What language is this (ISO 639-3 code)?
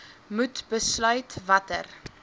afr